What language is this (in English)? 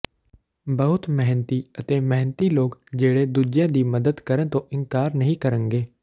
Punjabi